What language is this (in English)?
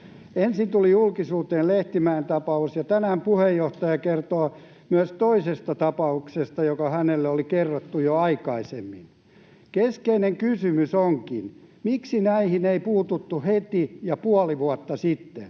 Finnish